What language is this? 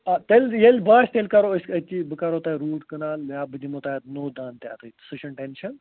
Kashmiri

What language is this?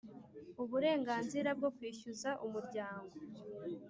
Kinyarwanda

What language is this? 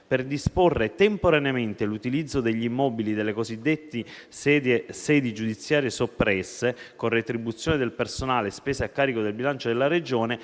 Italian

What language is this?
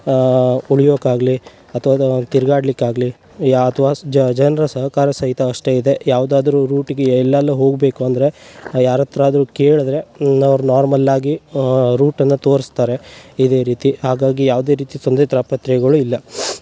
Kannada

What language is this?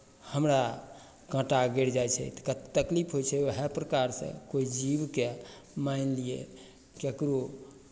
Maithili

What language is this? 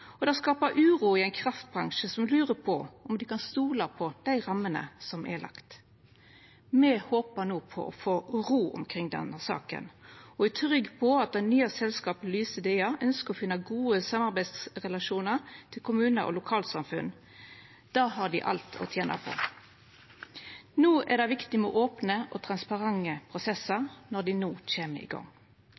Norwegian Nynorsk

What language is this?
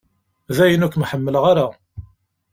Kabyle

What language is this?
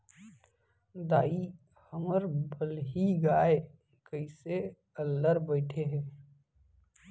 Chhattisgarhi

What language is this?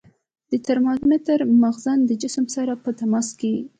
Pashto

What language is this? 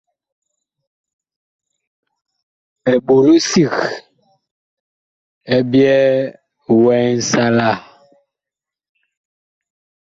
Bakoko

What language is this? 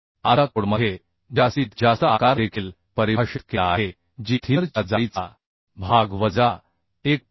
Marathi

